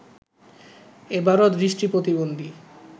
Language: Bangla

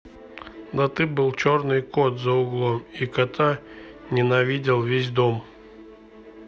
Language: Russian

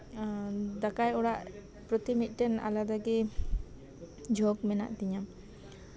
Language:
Santali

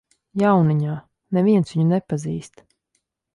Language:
Latvian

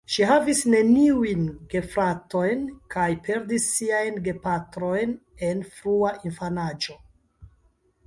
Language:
Esperanto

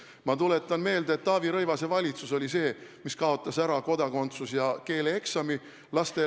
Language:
Estonian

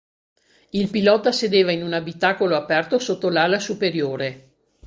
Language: Italian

